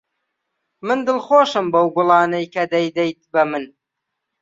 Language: Central Kurdish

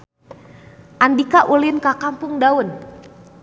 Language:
Sundanese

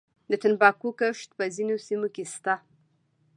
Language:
Pashto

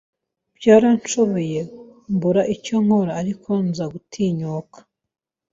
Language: Kinyarwanda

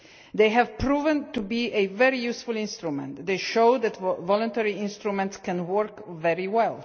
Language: English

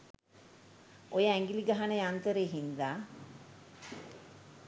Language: Sinhala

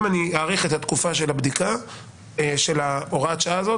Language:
Hebrew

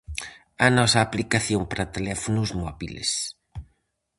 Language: Galician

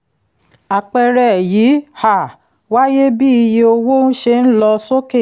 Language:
Yoruba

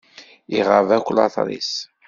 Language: Kabyle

